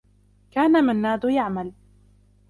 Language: Arabic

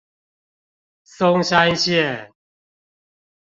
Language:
Chinese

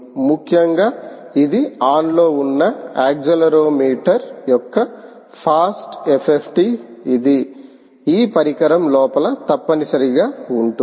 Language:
Telugu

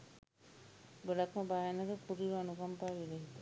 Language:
Sinhala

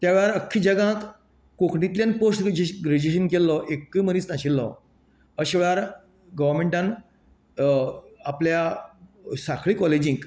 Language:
Konkani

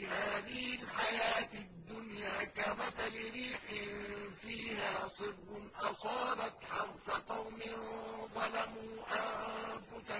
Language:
Arabic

